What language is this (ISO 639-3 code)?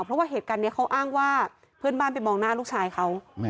tha